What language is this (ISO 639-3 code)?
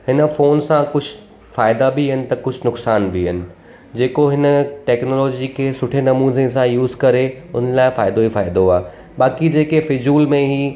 snd